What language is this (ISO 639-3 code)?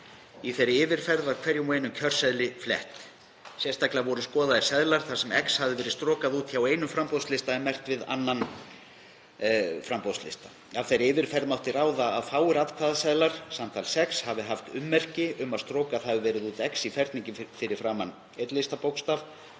isl